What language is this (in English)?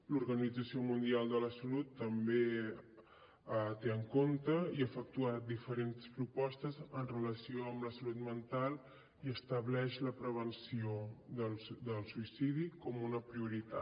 Catalan